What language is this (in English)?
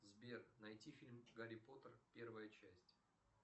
Russian